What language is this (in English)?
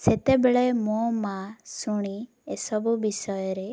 Odia